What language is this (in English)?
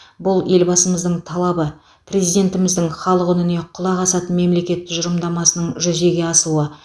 Kazakh